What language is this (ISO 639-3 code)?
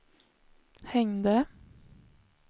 swe